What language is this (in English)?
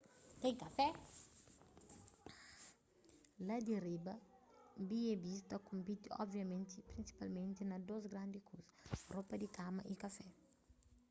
Kabuverdianu